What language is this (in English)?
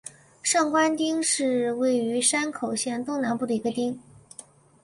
Chinese